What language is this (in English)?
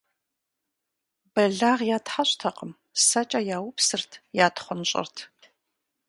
Kabardian